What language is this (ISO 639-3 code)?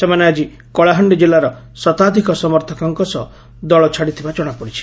ori